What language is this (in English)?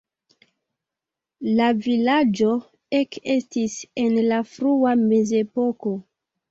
Esperanto